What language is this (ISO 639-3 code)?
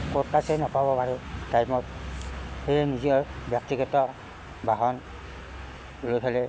asm